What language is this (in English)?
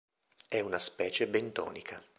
Italian